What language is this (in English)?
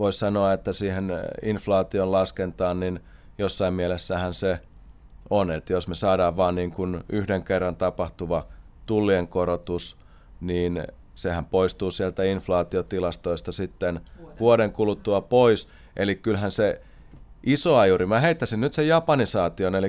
Finnish